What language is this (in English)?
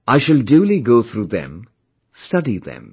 English